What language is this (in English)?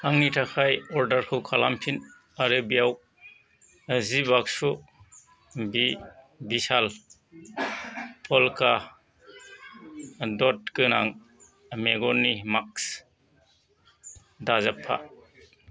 Bodo